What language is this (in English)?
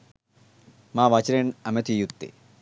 Sinhala